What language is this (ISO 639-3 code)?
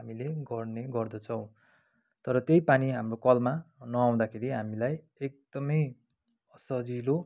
nep